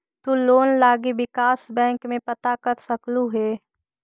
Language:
Magahi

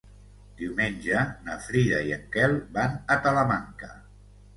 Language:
Catalan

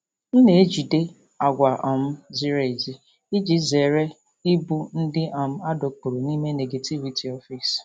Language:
Igbo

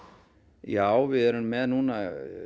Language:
Icelandic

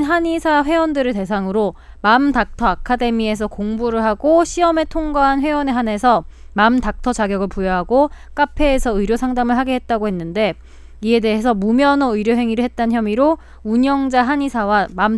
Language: Korean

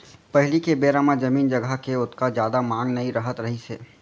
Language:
Chhattisgarhi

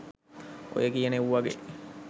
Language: Sinhala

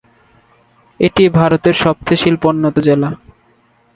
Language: Bangla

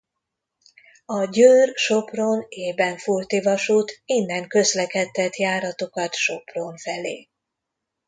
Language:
Hungarian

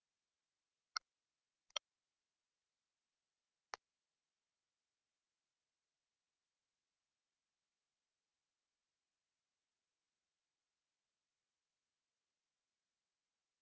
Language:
Kazakh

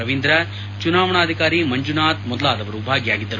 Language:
Kannada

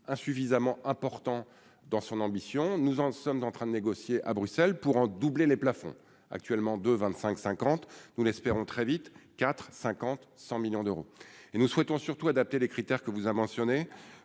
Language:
French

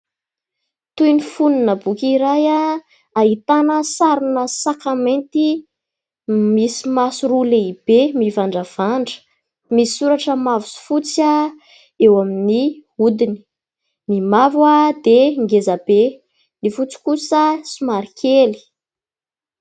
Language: Malagasy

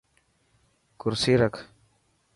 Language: Dhatki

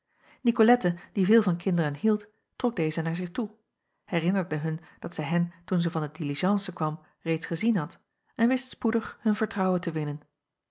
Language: Dutch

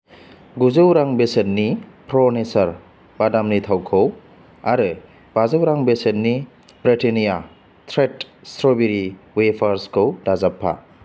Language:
Bodo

